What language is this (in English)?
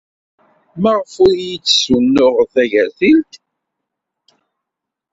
Kabyle